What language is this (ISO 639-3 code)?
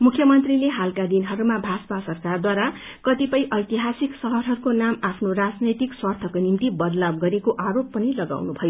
nep